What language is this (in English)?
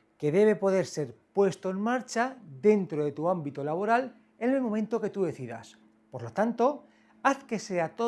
Spanish